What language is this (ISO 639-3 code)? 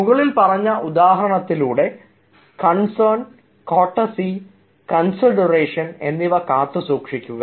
mal